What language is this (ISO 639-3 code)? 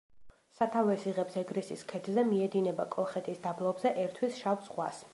kat